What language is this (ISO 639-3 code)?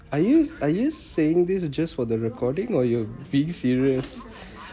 eng